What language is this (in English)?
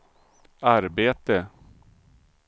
Swedish